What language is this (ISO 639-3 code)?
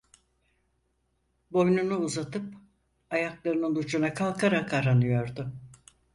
tur